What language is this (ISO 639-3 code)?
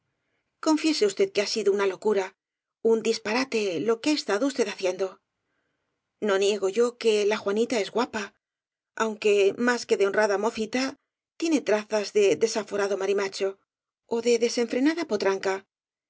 spa